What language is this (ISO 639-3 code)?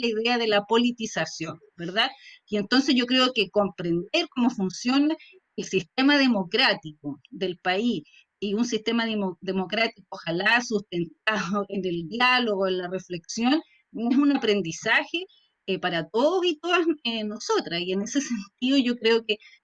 spa